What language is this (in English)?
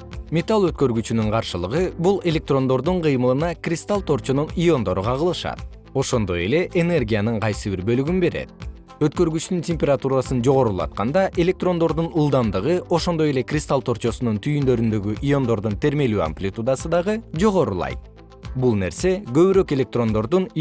Kyrgyz